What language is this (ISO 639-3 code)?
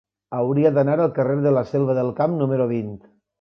cat